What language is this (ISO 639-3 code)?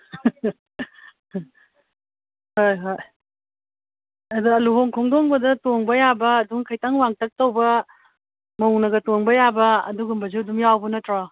mni